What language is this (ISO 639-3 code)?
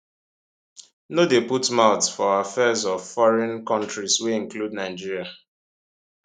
pcm